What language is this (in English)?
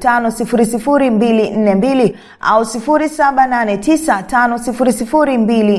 Swahili